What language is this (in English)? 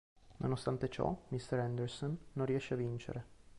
Italian